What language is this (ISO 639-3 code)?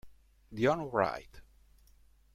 ita